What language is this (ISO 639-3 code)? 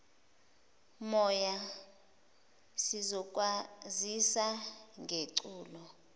zul